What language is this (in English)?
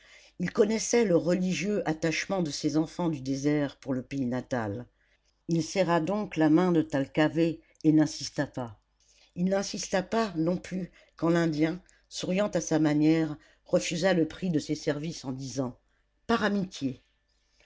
French